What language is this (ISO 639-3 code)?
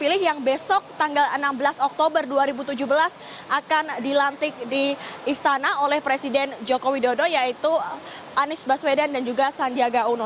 ind